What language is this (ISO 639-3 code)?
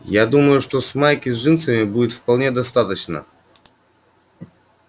rus